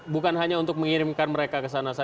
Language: Indonesian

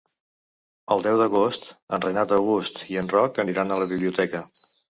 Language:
Catalan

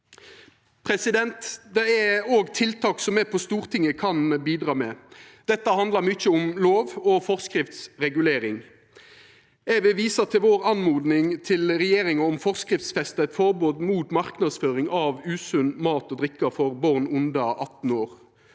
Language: Norwegian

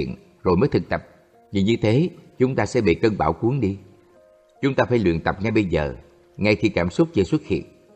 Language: Vietnamese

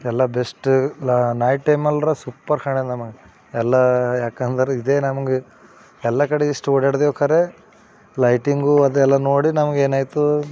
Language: Kannada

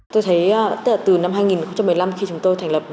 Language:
Vietnamese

